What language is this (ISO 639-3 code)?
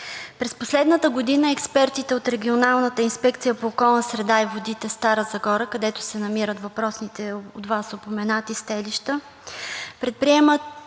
bul